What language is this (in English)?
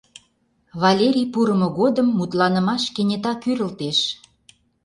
Mari